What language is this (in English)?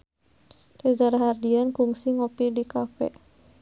Sundanese